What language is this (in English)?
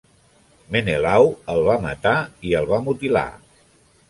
Catalan